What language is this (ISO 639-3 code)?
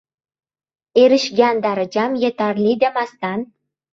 uzb